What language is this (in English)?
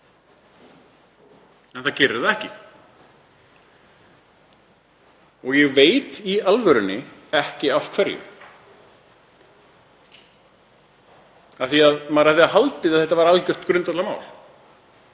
Icelandic